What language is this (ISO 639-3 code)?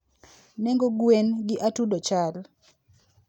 luo